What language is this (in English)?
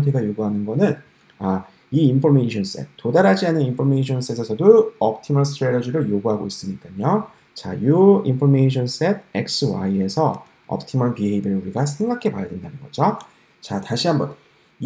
Korean